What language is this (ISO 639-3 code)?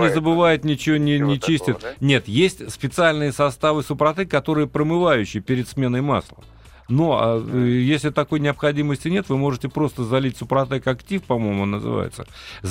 rus